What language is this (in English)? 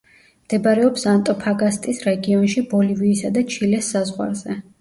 Georgian